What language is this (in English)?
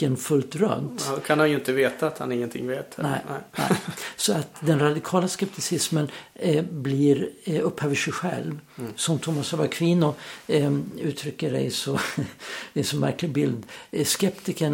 Swedish